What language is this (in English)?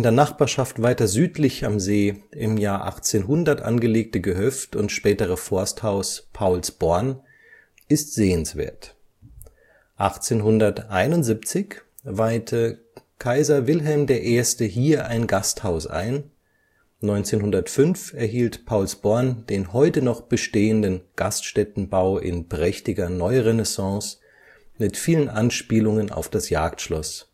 German